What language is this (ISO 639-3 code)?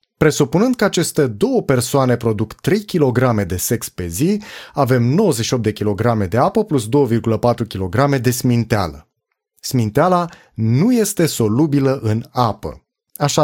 ron